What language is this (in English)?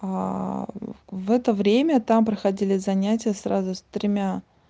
Russian